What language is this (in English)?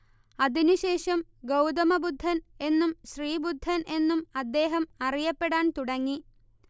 Malayalam